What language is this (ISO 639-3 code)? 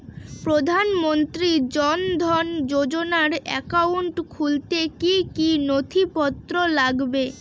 ben